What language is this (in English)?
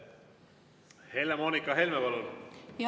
Estonian